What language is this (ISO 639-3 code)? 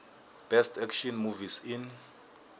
nbl